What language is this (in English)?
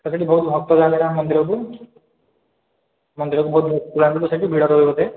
Odia